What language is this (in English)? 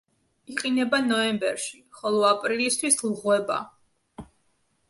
Georgian